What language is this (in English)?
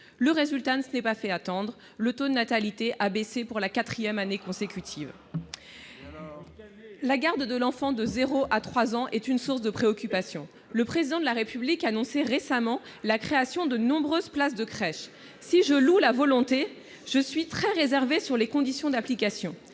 French